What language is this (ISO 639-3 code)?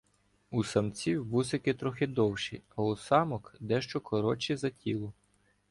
ukr